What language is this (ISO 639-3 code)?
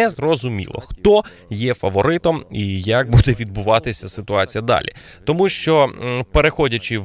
ukr